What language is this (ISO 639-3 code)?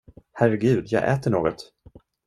swe